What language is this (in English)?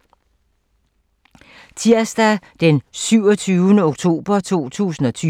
Danish